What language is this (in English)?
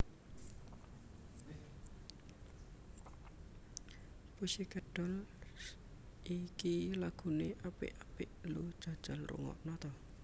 Javanese